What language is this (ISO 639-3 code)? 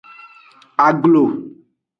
ajg